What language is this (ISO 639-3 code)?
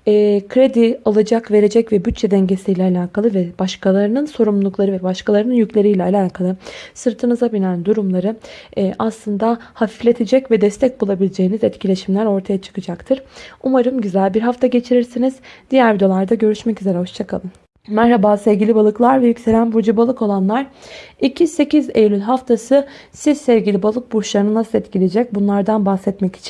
tur